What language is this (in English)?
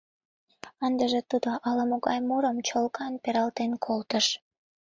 Mari